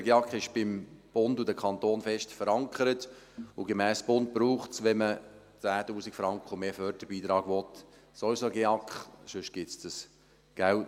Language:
Swiss German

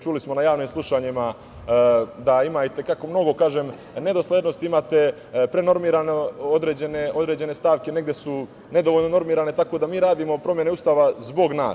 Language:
Serbian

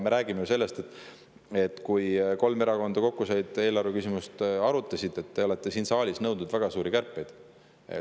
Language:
Estonian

